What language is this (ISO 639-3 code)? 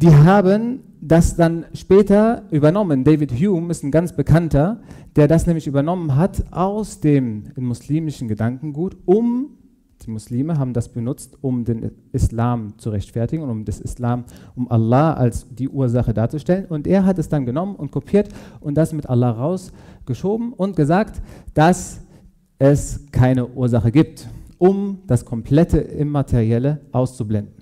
deu